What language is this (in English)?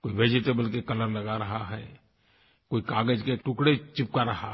Hindi